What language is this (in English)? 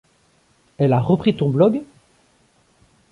French